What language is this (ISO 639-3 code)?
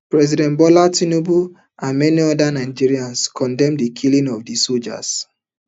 pcm